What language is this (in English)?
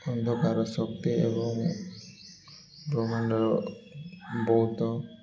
Odia